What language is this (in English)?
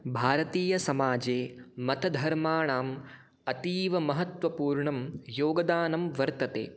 Sanskrit